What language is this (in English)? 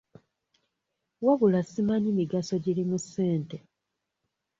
Ganda